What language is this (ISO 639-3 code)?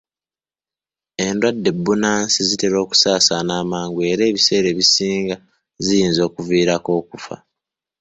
lug